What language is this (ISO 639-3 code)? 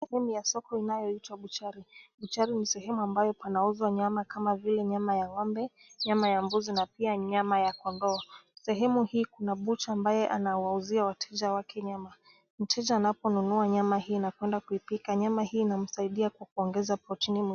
swa